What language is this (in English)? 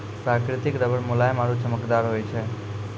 Maithili